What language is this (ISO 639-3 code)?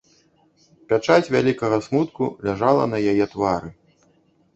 bel